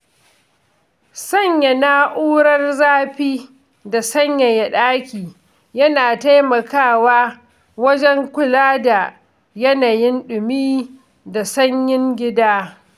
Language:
Hausa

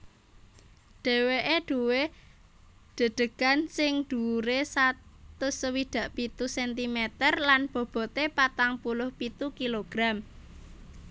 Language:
Javanese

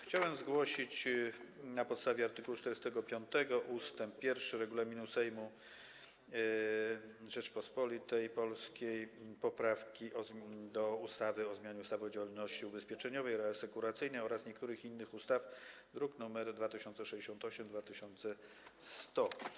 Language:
Polish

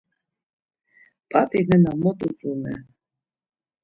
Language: Laz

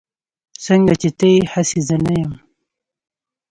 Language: Pashto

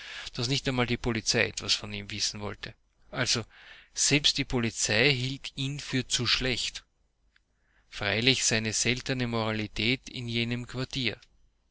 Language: German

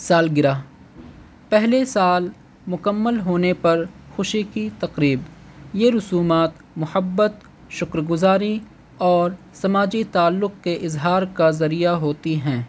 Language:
Urdu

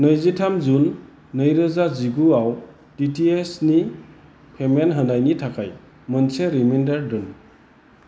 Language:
Bodo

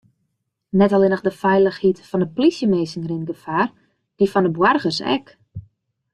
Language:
Western Frisian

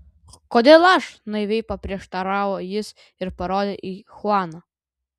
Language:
Lithuanian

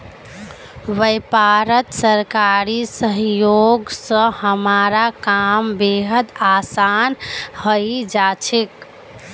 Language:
Magahi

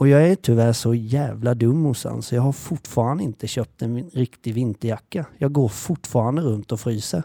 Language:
Swedish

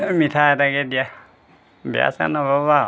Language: Assamese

